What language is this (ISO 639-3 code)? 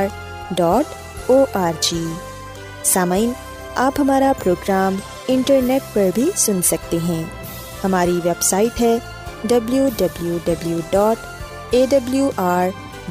urd